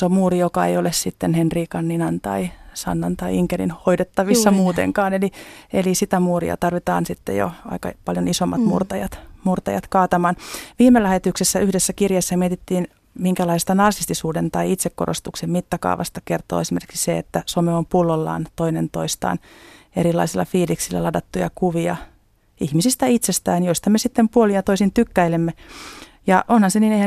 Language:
Finnish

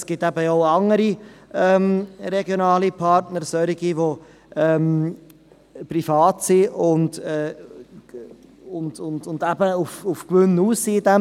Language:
Swiss German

